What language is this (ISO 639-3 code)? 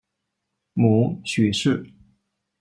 zho